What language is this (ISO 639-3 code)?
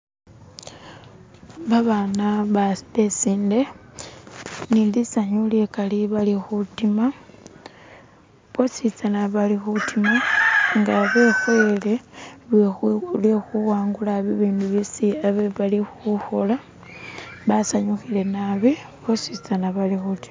myx